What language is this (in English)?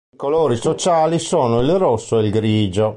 Italian